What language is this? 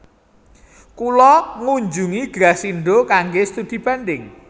Javanese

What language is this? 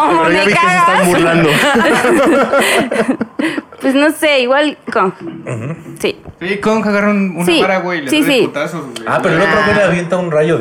Spanish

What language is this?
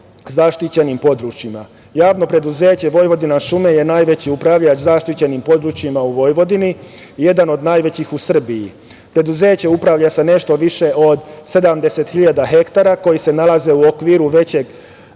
Serbian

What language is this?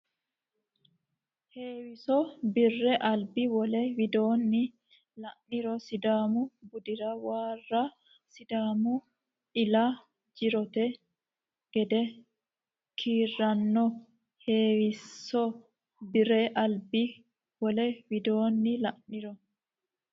Sidamo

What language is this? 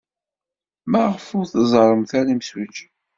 Kabyle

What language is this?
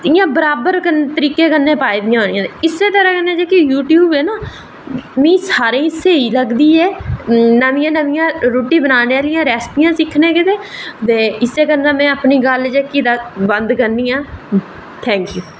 Dogri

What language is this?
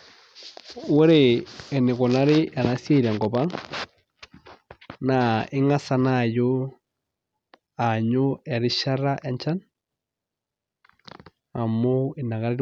Masai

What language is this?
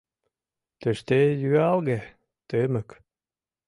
Mari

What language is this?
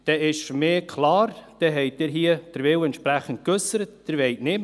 Swiss German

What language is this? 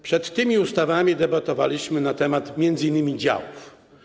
Polish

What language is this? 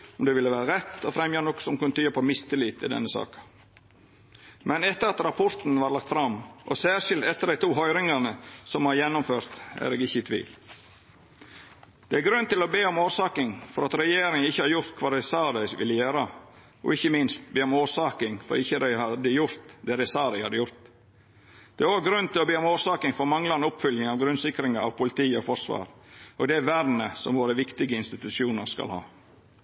Norwegian Nynorsk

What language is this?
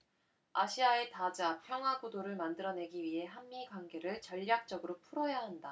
Korean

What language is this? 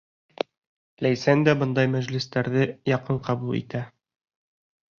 Bashkir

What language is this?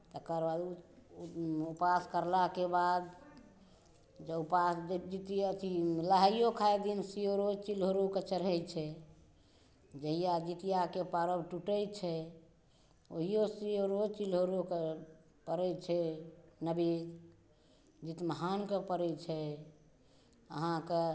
Maithili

